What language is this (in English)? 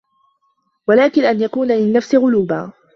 Arabic